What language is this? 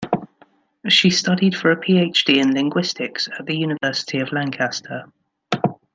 English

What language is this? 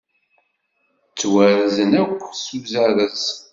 Kabyle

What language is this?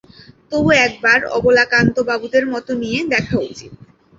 Bangla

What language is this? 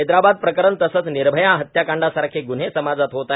Marathi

